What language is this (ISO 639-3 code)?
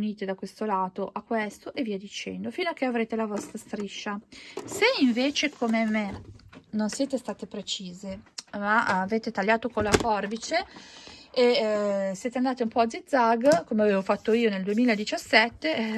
ita